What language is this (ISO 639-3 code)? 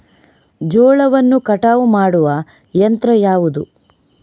kan